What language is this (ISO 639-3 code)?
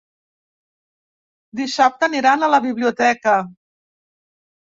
cat